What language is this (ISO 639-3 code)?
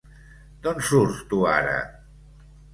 cat